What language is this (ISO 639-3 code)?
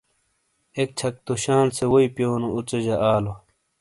scl